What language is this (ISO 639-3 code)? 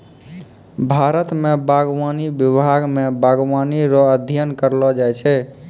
mai